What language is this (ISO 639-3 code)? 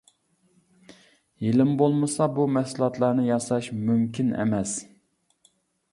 uig